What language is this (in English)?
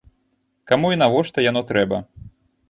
Belarusian